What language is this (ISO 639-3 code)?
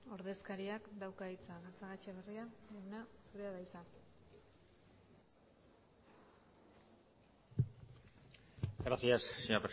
eus